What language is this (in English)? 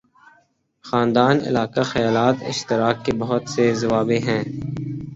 Urdu